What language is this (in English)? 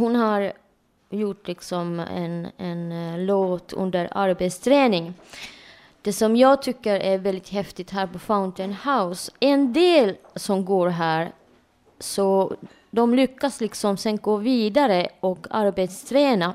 Swedish